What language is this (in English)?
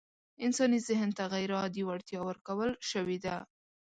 Pashto